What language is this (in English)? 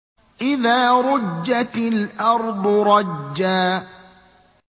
Arabic